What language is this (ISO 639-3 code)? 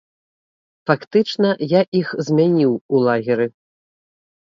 bel